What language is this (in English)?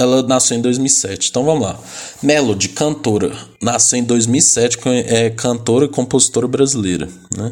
Portuguese